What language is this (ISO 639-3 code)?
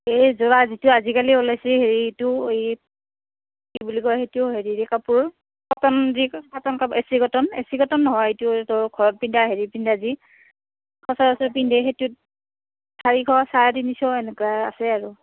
asm